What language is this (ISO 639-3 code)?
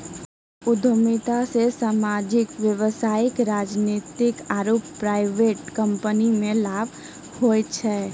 mai